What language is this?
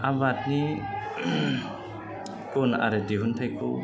Bodo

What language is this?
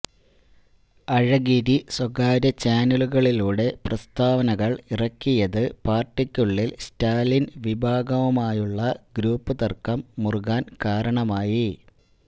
Malayalam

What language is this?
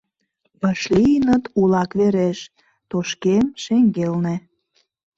Mari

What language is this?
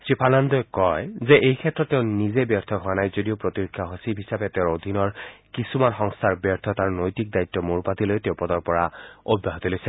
Assamese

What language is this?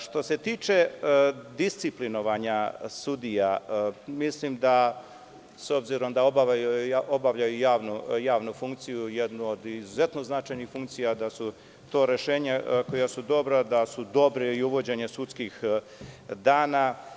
Serbian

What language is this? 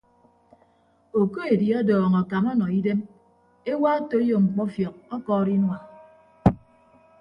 Ibibio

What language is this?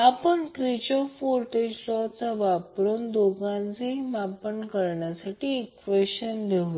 Marathi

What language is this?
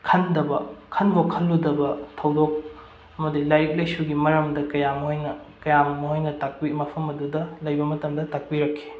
Manipuri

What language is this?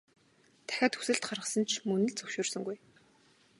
Mongolian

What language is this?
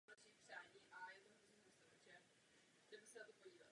Czech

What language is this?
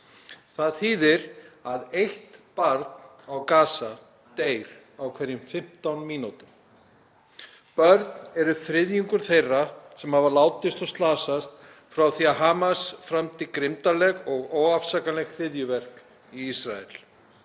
Icelandic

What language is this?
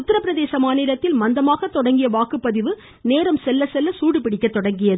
Tamil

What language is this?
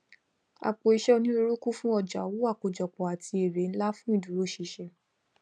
Yoruba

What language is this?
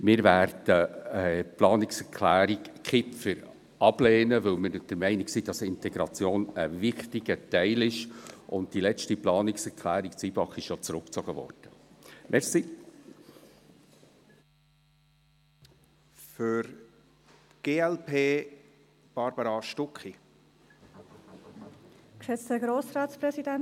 Swiss German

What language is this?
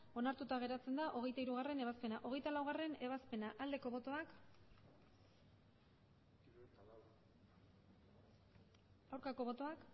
Basque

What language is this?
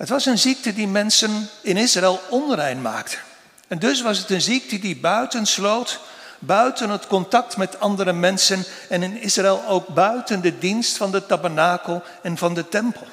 Dutch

